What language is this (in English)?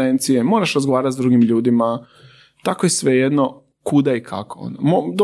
Croatian